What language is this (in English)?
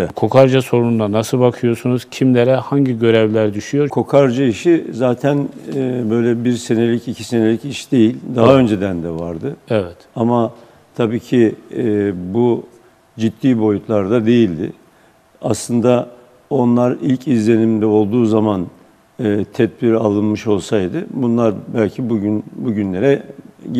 Turkish